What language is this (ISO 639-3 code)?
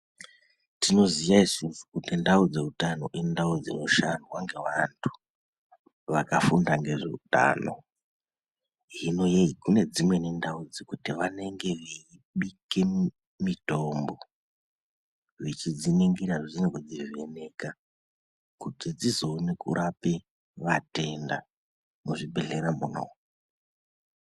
ndc